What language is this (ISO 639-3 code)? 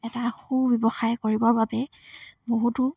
asm